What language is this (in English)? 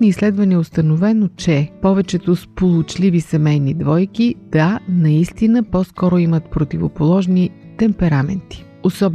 Bulgarian